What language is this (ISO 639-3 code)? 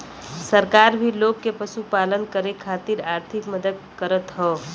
bho